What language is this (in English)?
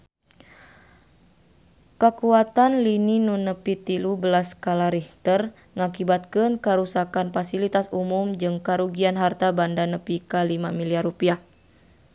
Sundanese